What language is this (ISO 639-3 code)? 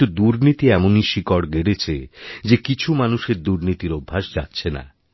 ben